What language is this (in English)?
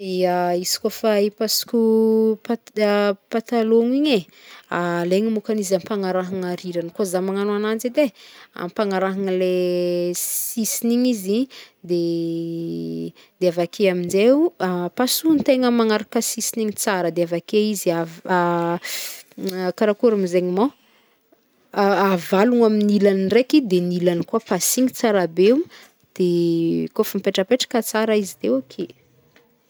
Northern Betsimisaraka Malagasy